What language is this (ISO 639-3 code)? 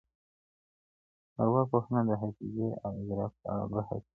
pus